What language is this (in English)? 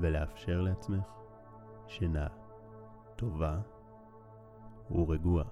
Hebrew